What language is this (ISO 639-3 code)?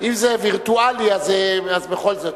heb